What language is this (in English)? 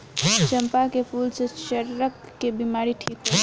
Bhojpuri